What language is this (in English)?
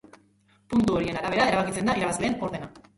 Basque